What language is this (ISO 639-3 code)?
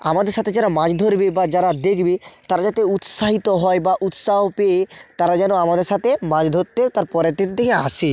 ben